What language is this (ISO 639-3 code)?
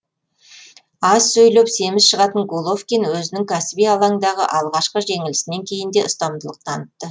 kaz